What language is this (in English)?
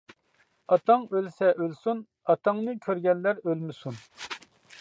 Uyghur